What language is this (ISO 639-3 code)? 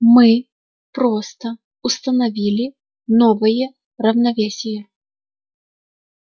rus